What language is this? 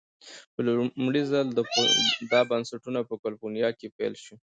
Pashto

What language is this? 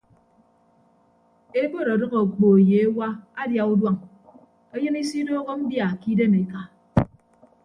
Ibibio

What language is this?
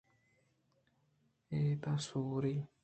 Eastern Balochi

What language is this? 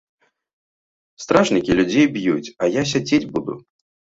Belarusian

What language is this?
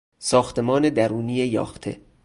Persian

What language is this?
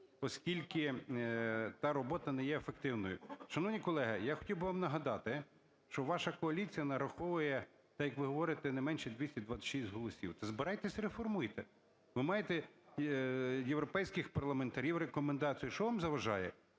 Ukrainian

